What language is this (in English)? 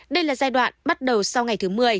Vietnamese